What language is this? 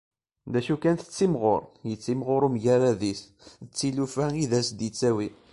Kabyle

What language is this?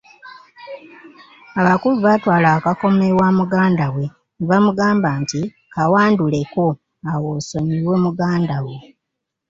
Ganda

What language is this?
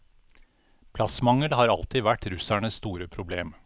Norwegian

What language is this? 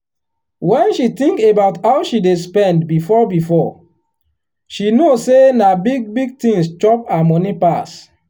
Nigerian Pidgin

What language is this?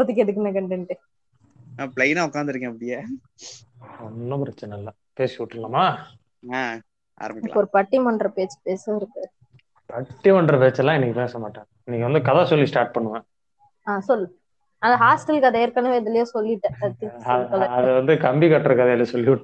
Tamil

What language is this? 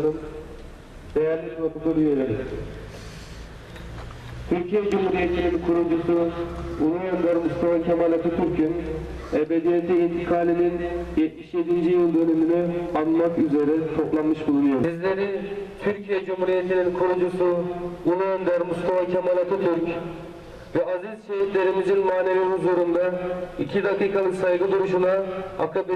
Turkish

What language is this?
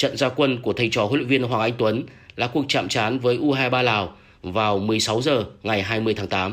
Vietnamese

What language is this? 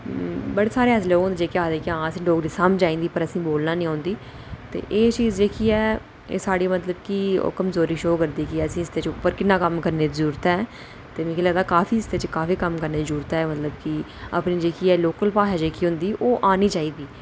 Dogri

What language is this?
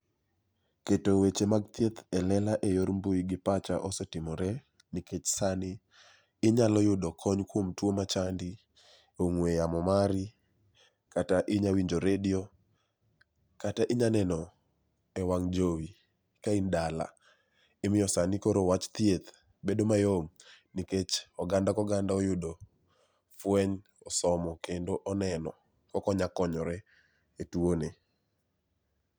Luo (Kenya and Tanzania)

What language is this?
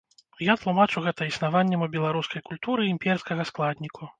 Belarusian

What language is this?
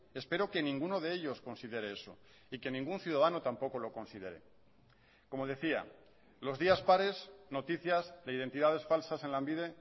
Spanish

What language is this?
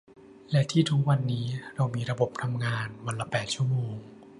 Thai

